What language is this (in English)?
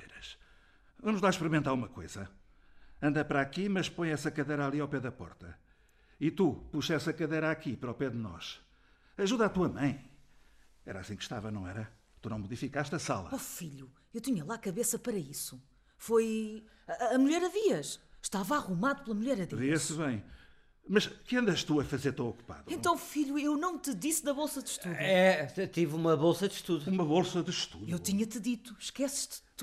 Portuguese